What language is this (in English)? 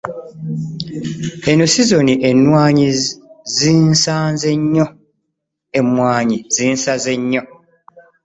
Ganda